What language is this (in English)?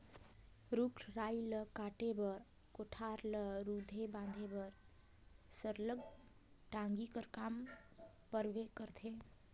Chhattisgarhi